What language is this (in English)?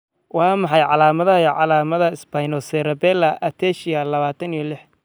Somali